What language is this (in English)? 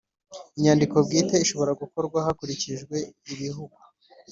Kinyarwanda